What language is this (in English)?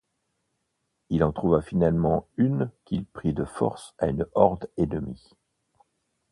French